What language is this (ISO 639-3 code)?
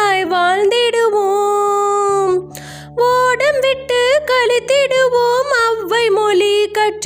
tam